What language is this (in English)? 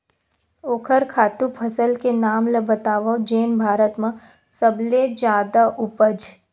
Chhattisgarhi